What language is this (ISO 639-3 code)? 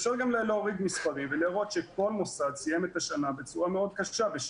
heb